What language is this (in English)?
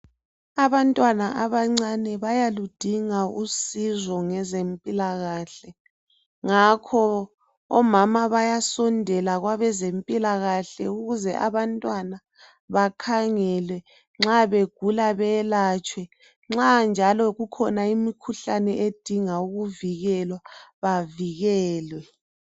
North Ndebele